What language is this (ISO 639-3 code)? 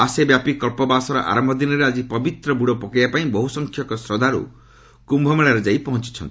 ori